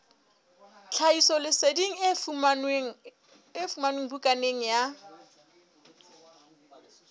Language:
Southern Sotho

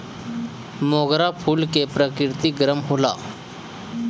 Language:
Bhojpuri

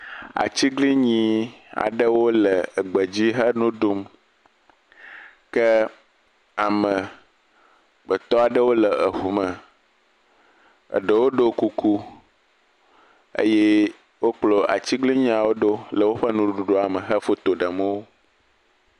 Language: Ewe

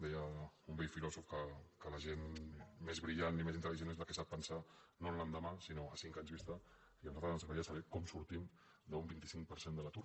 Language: Catalan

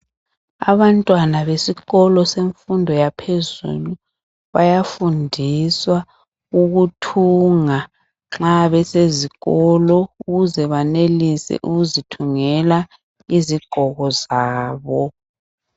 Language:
North Ndebele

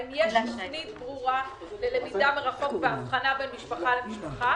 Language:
Hebrew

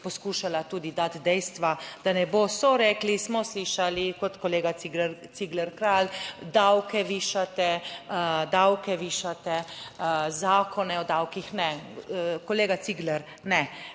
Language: Slovenian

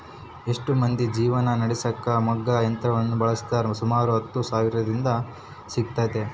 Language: Kannada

